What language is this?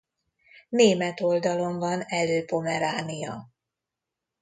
Hungarian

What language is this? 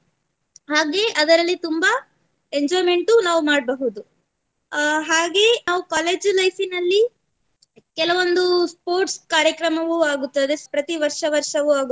Kannada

